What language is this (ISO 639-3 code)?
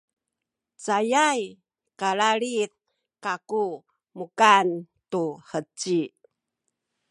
szy